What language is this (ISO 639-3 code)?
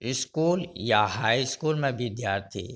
mai